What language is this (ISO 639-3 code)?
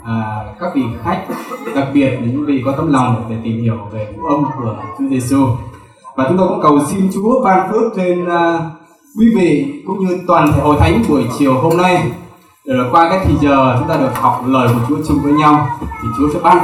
vie